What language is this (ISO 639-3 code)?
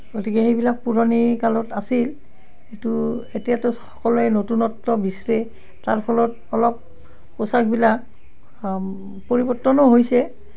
asm